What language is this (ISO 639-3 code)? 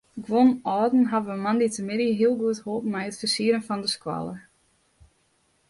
fry